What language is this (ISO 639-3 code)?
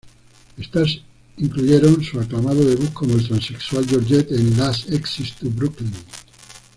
spa